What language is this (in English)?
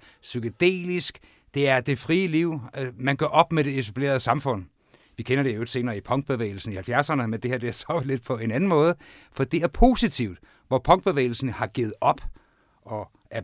Danish